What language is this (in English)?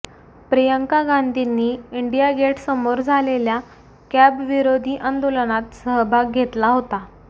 Marathi